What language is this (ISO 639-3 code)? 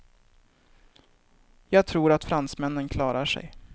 swe